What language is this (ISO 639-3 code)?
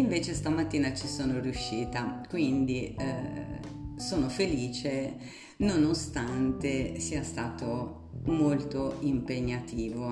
ita